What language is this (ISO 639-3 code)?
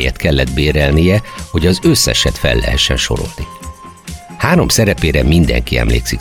hun